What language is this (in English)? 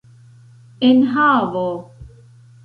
Esperanto